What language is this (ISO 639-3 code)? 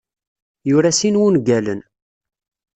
kab